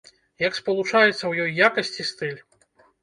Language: Belarusian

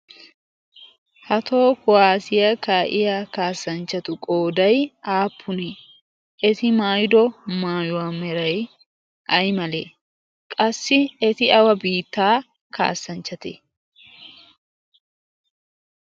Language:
Wolaytta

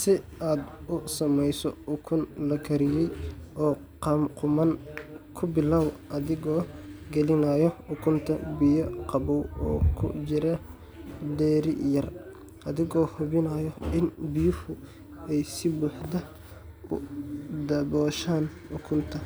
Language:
Somali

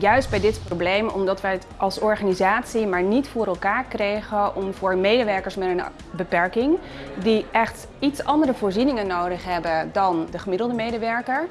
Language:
Dutch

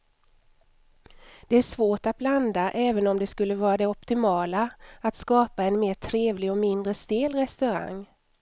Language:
Swedish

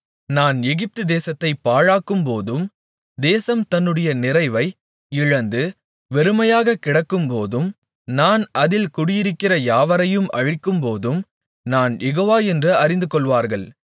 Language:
Tamil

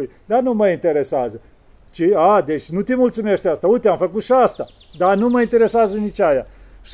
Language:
Romanian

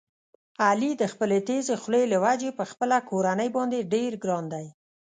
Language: Pashto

